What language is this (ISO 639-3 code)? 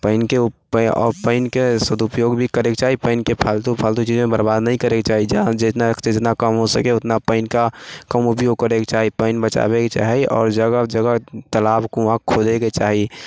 mai